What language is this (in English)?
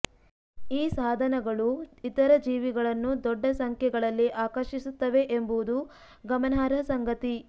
Kannada